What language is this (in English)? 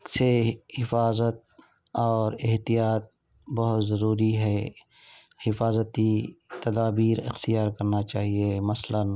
Urdu